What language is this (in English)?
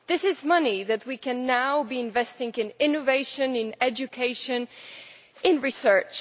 English